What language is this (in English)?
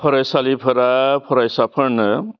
Bodo